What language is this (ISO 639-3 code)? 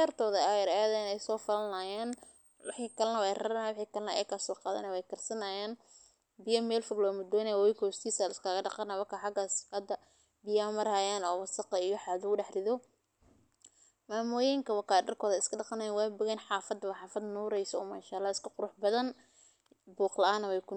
som